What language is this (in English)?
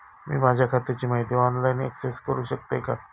Marathi